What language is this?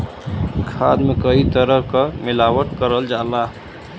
Bhojpuri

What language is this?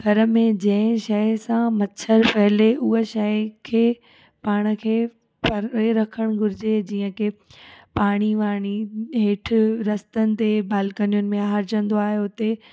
Sindhi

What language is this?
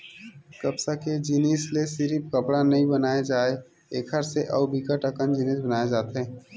Chhattisgarhi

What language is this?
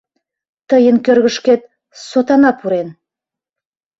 Mari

